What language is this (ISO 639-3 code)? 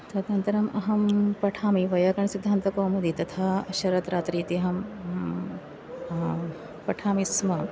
san